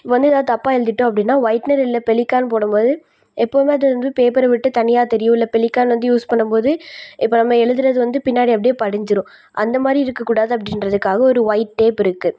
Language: Tamil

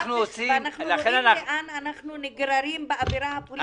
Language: Hebrew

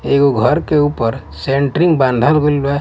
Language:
Bhojpuri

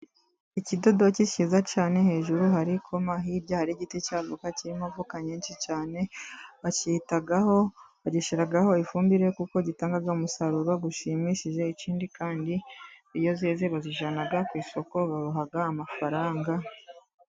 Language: Kinyarwanda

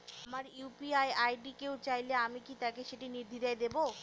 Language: Bangla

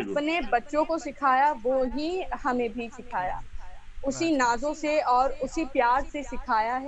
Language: Hindi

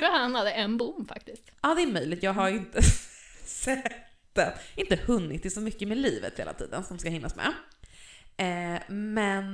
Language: Swedish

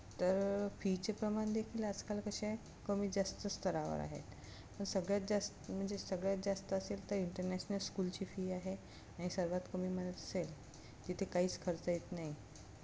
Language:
Marathi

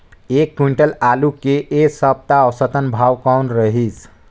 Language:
Chhattisgarhi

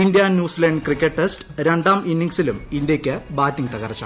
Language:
Malayalam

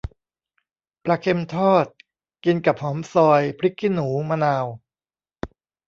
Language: Thai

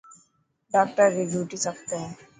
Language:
Dhatki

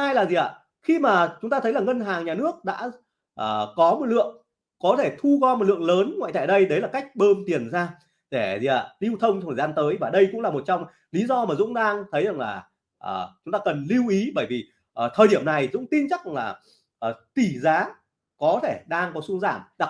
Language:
Vietnamese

